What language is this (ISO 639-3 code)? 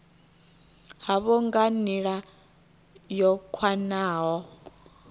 ven